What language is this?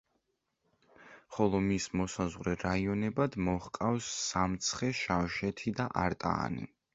Georgian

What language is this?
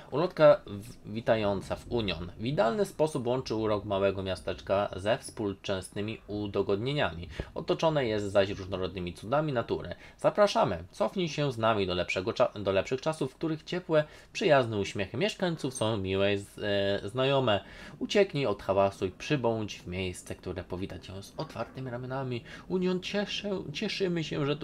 Polish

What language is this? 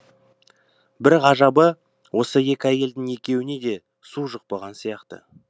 Kazakh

